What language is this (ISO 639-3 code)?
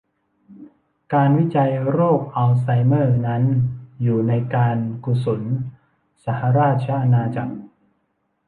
tha